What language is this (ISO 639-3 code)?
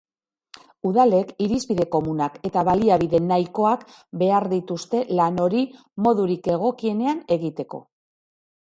eus